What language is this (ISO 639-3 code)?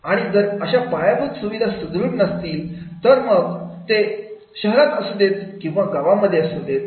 mar